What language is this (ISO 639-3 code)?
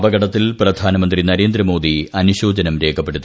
mal